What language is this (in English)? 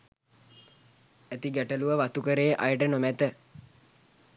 Sinhala